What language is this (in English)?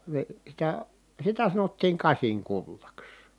Finnish